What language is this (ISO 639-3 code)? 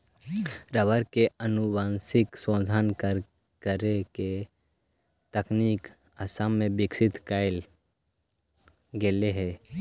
mag